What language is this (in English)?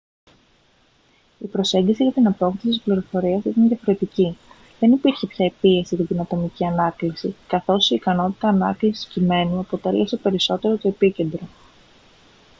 Greek